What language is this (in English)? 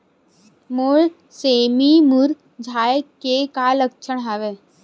Chhattisgarhi